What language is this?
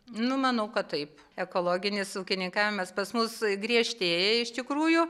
Lithuanian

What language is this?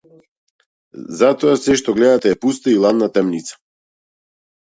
Macedonian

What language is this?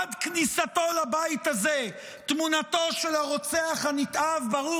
Hebrew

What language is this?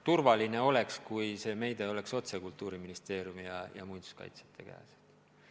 Estonian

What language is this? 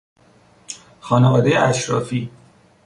Persian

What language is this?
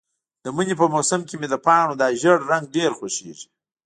Pashto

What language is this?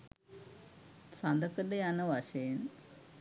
Sinhala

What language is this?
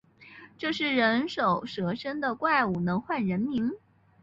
Chinese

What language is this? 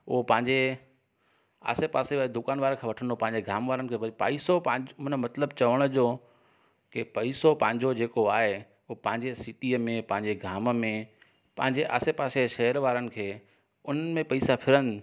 Sindhi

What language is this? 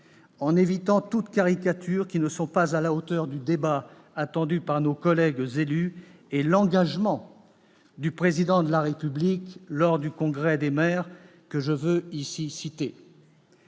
French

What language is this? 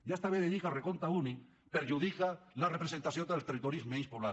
Catalan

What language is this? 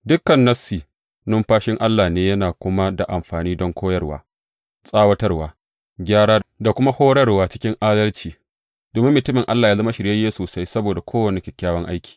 Hausa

